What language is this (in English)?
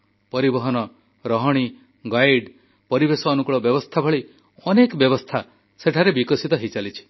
Odia